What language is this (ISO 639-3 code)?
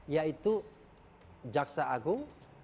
ind